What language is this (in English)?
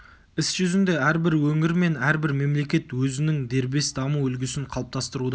Kazakh